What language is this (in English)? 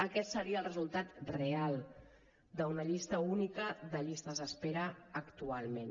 Catalan